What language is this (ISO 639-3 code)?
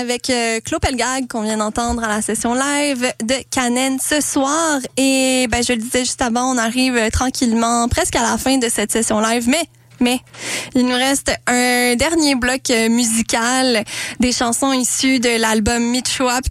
fra